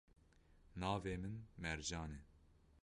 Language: Kurdish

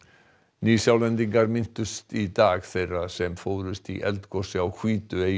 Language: Icelandic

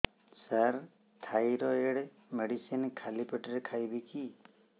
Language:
Odia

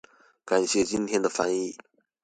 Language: Chinese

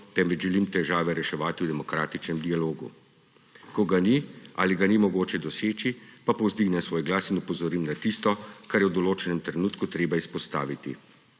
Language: Slovenian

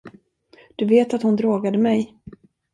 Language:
Swedish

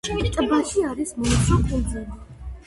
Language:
Georgian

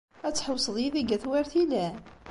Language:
Kabyle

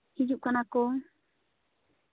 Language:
Santali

